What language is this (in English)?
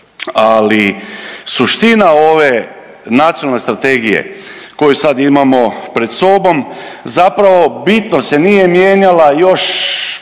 Croatian